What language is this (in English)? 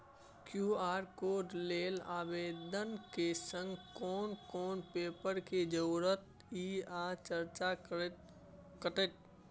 Maithili